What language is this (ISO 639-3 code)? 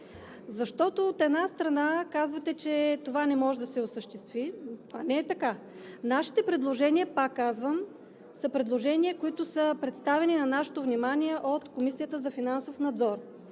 bul